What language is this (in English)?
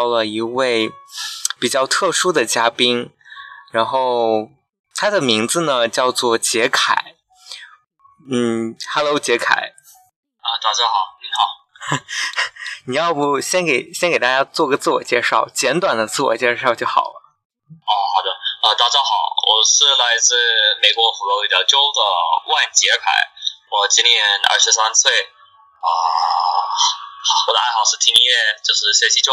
Chinese